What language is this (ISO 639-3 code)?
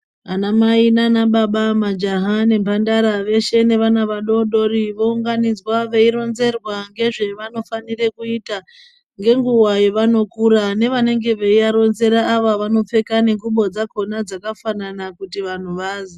ndc